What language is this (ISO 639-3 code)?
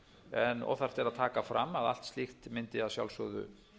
isl